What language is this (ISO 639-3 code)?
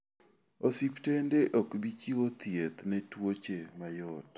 luo